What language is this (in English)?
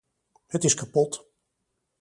Dutch